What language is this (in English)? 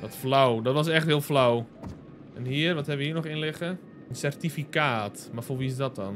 Dutch